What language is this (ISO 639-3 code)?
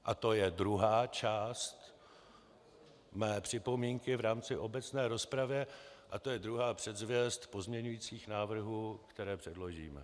ces